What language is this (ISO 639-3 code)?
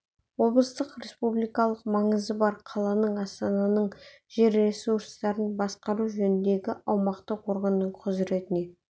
kaz